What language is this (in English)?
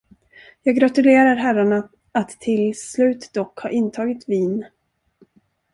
Swedish